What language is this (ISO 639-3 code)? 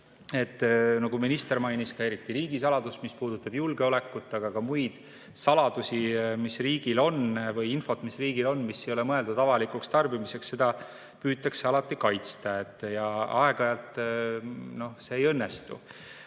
est